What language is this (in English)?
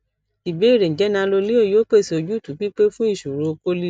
Yoruba